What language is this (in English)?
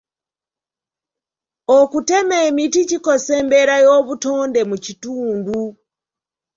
Ganda